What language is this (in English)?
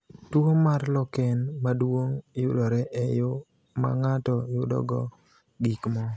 Luo (Kenya and Tanzania)